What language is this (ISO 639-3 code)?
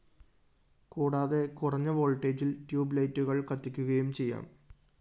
mal